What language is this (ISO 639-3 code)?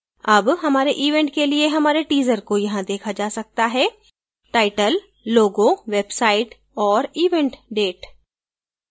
hin